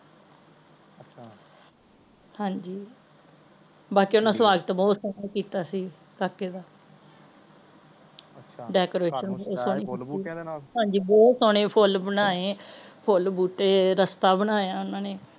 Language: Punjabi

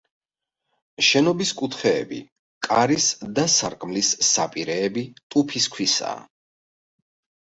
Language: Georgian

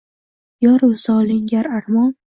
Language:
Uzbek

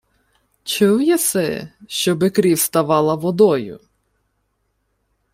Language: Ukrainian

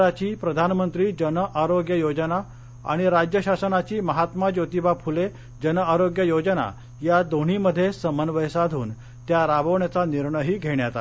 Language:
Marathi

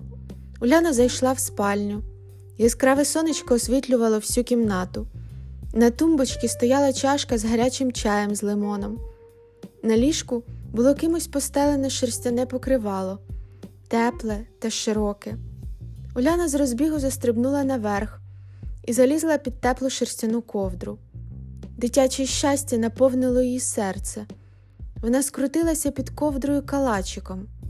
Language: Ukrainian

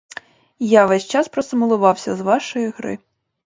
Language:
Ukrainian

